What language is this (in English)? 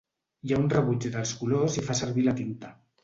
Catalan